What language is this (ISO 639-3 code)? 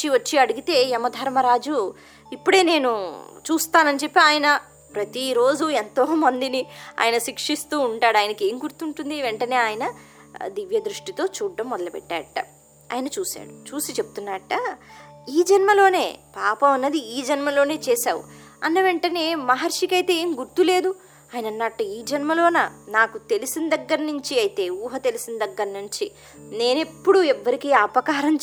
tel